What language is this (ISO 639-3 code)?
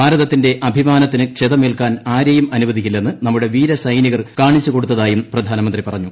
mal